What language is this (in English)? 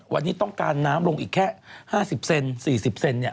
Thai